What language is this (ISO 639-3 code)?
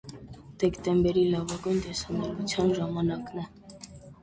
hye